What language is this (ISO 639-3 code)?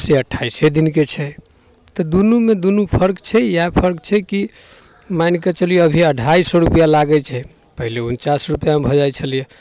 mai